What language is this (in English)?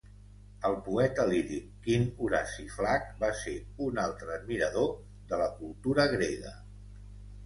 Catalan